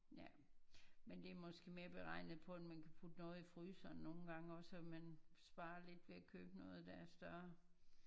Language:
Danish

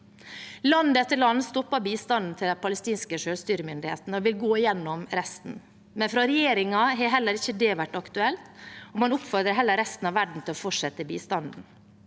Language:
Norwegian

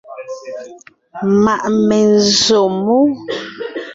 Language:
Ngiemboon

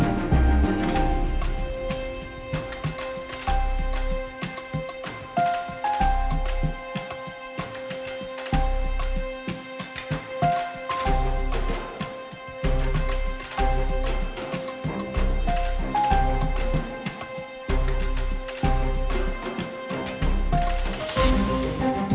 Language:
Indonesian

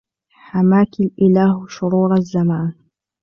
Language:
Arabic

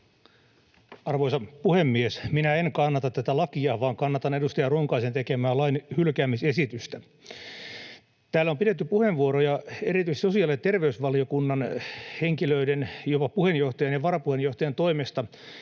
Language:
Finnish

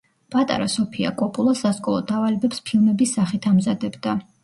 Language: Georgian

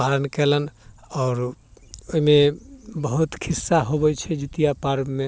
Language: Maithili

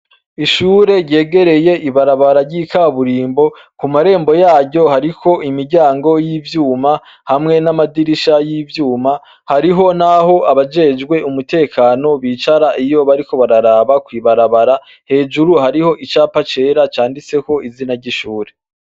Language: Rundi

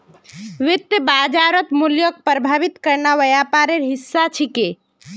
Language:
Magahi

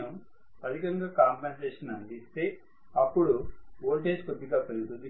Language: Telugu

